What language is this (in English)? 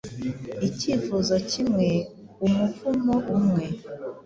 Kinyarwanda